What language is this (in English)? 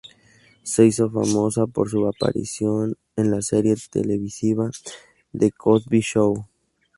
Spanish